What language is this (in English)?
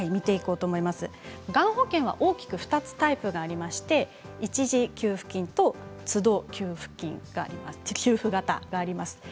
Japanese